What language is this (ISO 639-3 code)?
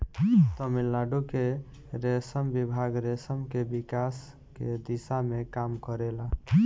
bho